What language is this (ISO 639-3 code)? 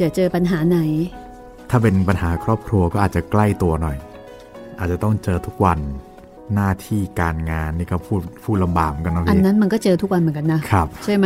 tha